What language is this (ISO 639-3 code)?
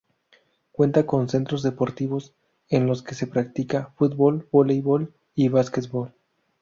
spa